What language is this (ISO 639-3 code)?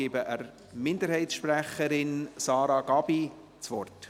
gsw